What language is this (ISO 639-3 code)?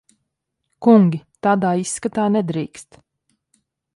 lav